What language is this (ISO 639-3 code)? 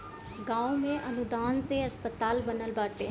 bho